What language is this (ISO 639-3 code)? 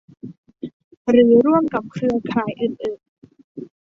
tha